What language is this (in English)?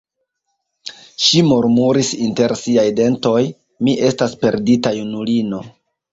Esperanto